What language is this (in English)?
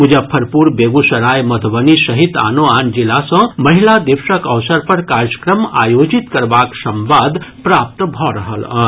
Maithili